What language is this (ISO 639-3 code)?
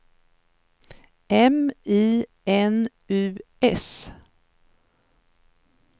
swe